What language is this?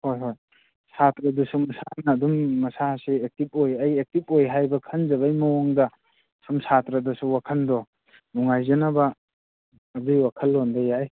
Manipuri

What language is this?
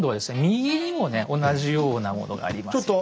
Japanese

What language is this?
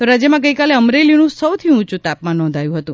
Gujarati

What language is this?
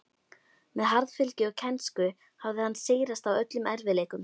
Icelandic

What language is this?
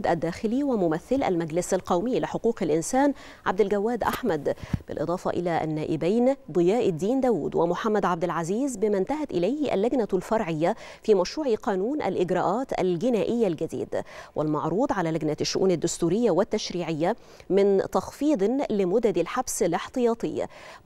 Arabic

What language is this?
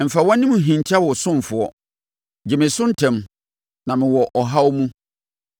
Akan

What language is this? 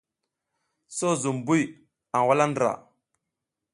South Giziga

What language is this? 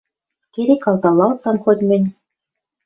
Western Mari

